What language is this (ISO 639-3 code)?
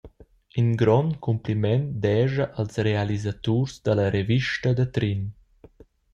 roh